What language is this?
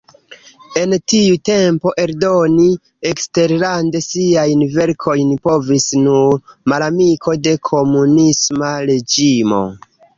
Esperanto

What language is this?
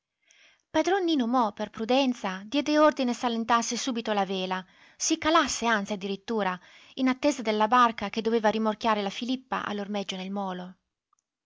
Italian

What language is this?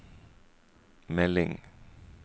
Norwegian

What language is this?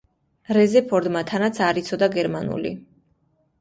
Georgian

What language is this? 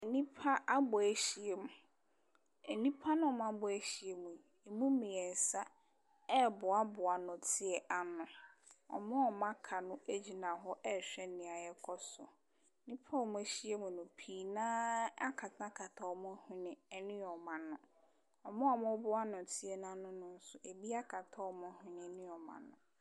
Akan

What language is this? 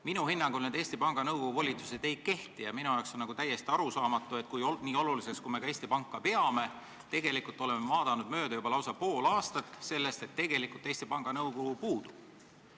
Estonian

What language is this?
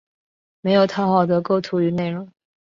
Chinese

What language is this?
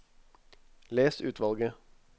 Norwegian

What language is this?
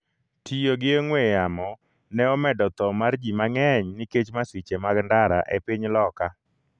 Luo (Kenya and Tanzania)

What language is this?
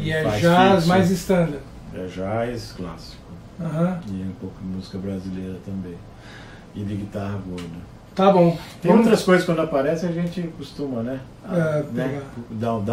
Portuguese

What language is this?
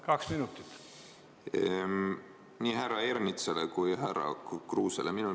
Estonian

